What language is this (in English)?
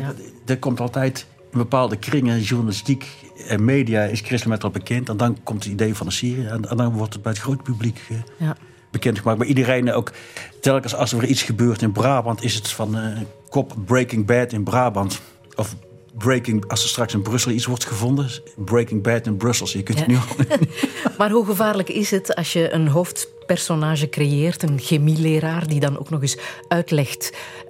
Dutch